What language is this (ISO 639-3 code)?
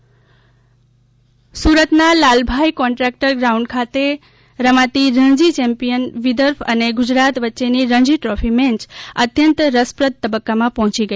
guj